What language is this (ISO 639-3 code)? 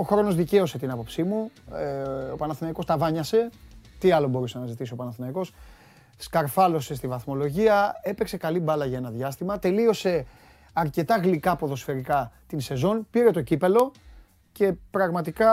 ell